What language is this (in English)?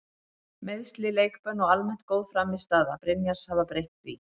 Icelandic